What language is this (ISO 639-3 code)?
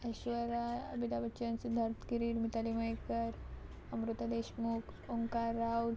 kok